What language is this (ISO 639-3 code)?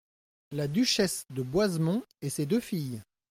fra